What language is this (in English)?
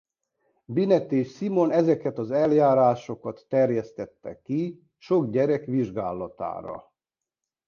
Hungarian